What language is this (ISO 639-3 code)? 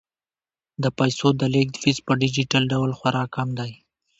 pus